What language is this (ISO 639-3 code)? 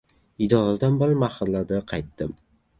uzb